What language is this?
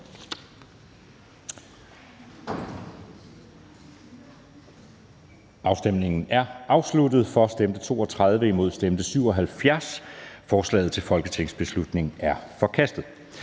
Danish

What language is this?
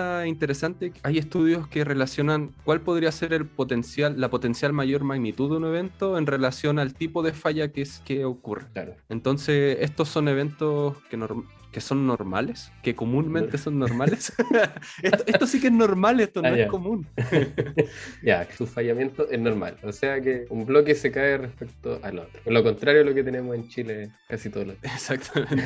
Spanish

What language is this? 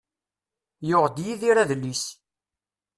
Kabyle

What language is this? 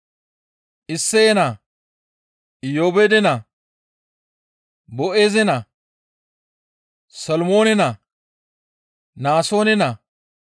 Gamo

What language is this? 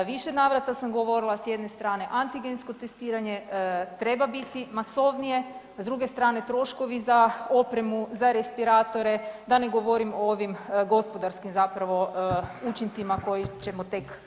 Croatian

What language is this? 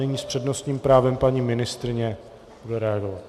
Czech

